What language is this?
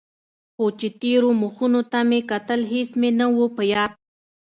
Pashto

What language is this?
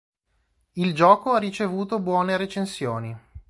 Italian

